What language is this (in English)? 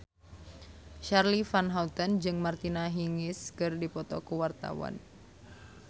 Sundanese